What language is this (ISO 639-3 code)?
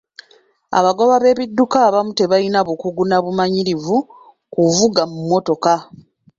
lug